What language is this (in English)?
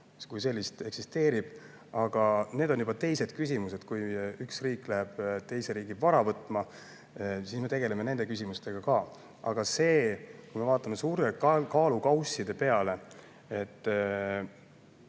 Estonian